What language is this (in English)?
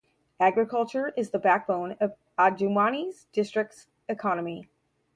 English